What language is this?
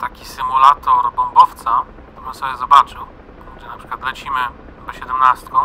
Polish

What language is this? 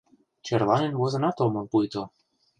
Mari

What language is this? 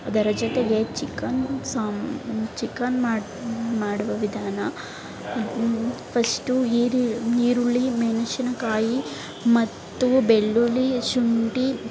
Kannada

